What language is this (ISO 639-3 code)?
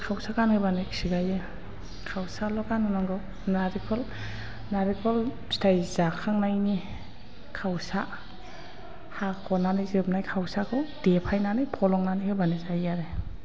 brx